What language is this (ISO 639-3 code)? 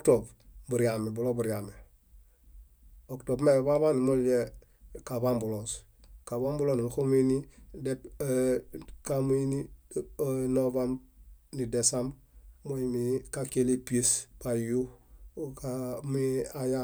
bda